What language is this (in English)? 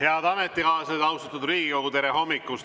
Estonian